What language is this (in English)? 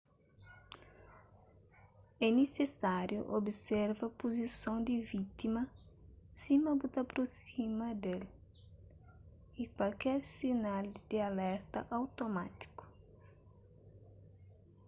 Kabuverdianu